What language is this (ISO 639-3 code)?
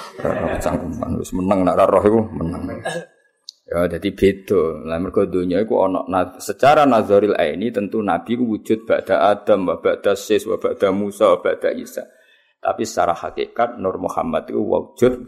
msa